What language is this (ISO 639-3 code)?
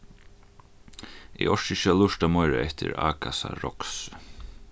fao